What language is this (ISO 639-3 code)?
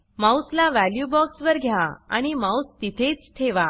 mar